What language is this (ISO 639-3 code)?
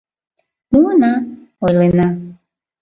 chm